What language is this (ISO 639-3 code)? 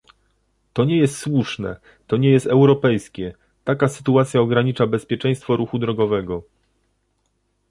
pol